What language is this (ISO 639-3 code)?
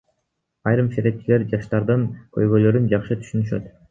kir